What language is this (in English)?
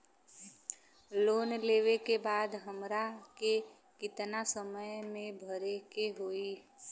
Bhojpuri